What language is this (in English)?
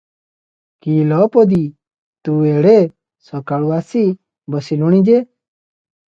Odia